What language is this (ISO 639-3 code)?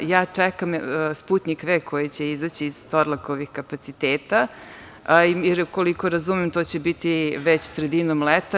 srp